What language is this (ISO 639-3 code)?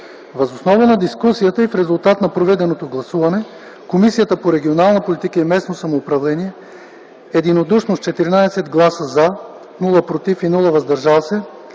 bul